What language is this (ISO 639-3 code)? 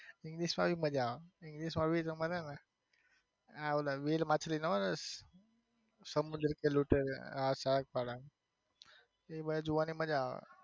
guj